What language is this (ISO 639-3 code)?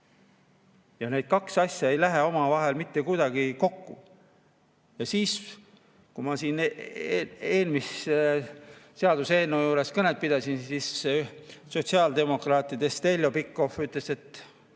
est